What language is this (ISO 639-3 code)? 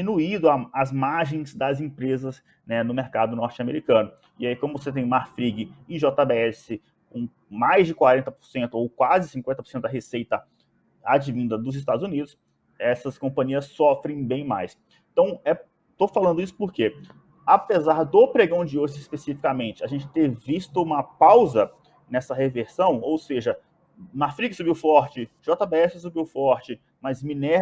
por